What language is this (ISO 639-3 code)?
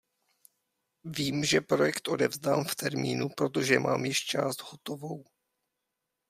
ces